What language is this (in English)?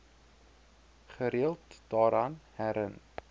Afrikaans